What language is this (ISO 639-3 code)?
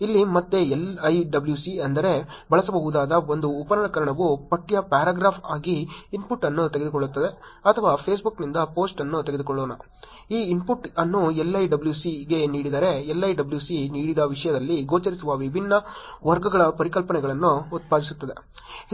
kan